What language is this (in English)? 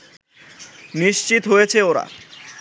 Bangla